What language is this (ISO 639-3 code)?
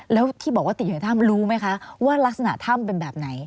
tha